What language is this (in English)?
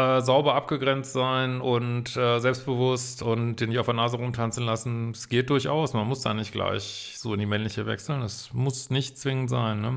German